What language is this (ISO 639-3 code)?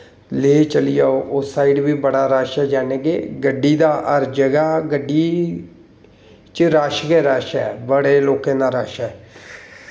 doi